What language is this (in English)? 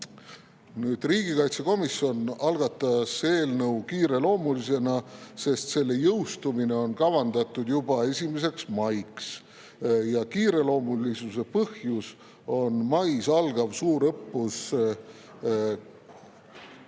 Estonian